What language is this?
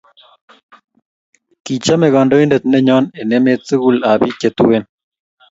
Kalenjin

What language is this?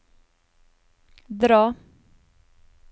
Norwegian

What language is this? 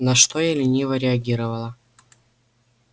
Russian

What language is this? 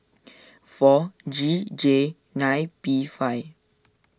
English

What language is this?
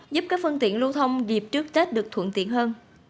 Vietnamese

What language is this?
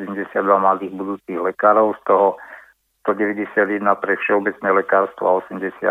Slovak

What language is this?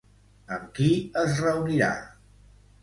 Catalan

